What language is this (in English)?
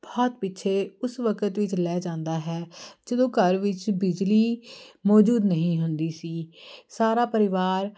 Punjabi